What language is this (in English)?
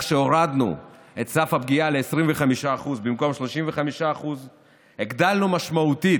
Hebrew